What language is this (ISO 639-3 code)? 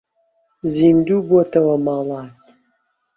ckb